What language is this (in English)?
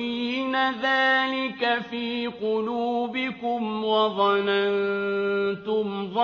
Arabic